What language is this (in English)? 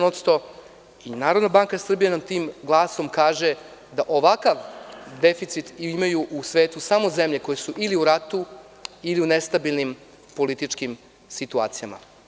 Serbian